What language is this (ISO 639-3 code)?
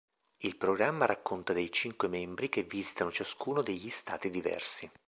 ita